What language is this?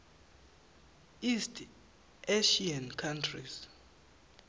Swati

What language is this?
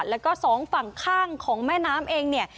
Thai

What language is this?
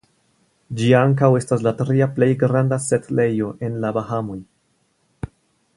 Esperanto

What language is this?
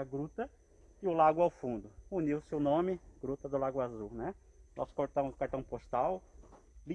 Portuguese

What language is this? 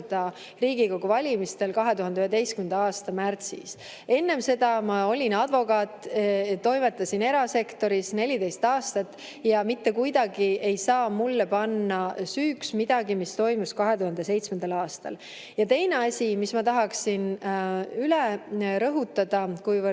Estonian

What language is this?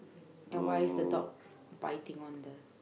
English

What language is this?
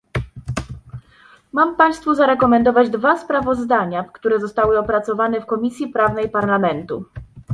Polish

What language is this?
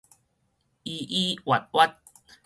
Min Nan Chinese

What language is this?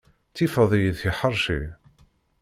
Kabyle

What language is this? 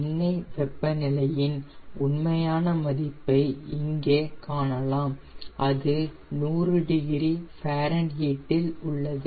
Tamil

